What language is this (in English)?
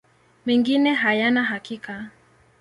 Swahili